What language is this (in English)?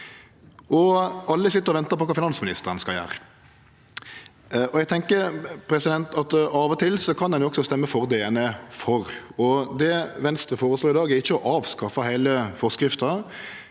Norwegian